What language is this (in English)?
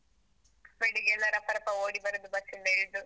Kannada